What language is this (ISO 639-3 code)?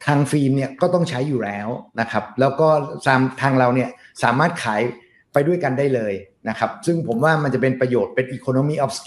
tha